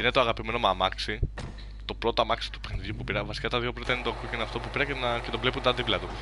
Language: Greek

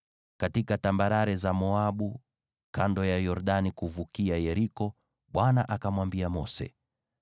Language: Swahili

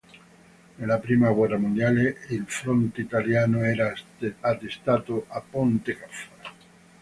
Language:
Italian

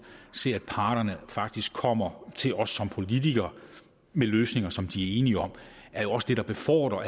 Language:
Danish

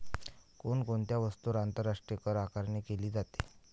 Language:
Marathi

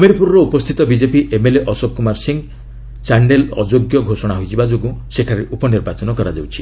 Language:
Odia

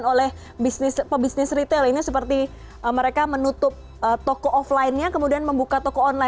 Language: Indonesian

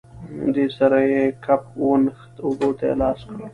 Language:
Pashto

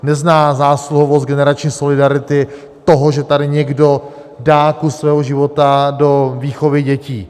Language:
Czech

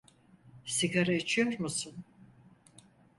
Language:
Turkish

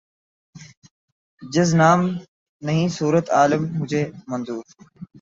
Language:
Urdu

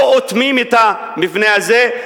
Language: Hebrew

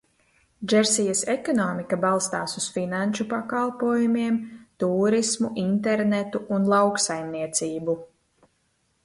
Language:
Latvian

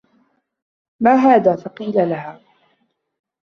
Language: Arabic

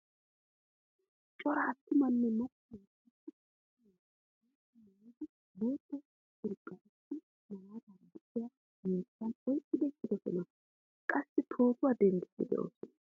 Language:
Wolaytta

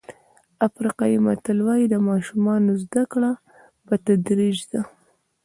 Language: Pashto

